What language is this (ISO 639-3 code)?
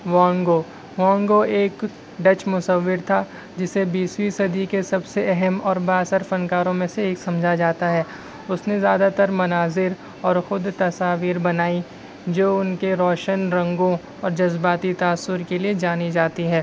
urd